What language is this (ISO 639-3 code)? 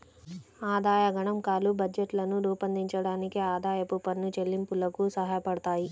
tel